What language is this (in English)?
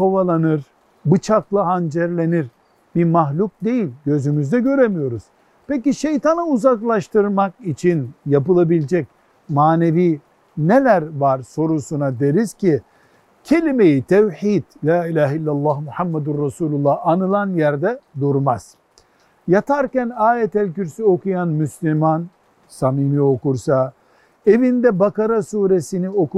Turkish